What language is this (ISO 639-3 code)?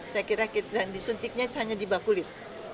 ind